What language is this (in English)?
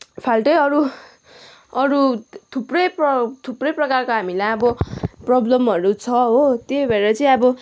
Nepali